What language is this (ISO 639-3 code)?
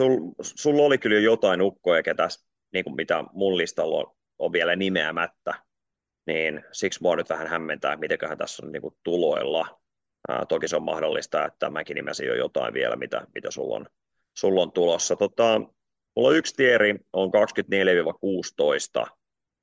fin